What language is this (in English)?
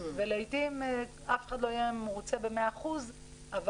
Hebrew